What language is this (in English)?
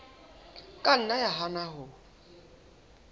Southern Sotho